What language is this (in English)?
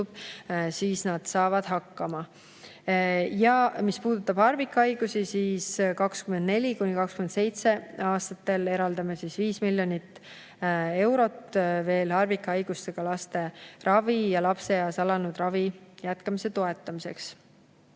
Estonian